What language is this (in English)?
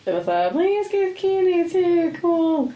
Welsh